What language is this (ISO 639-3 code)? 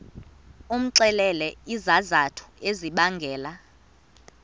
xho